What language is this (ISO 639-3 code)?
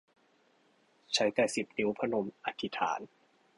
tha